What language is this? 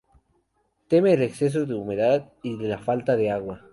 Spanish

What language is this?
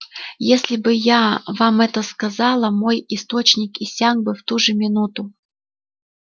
Russian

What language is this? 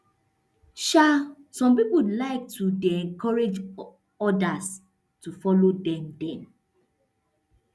Nigerian Pidgin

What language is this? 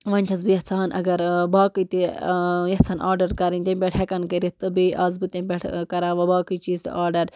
Kashmiri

